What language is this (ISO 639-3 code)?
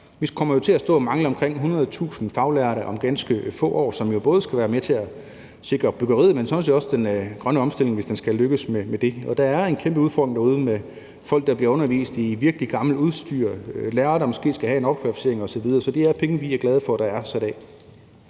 dan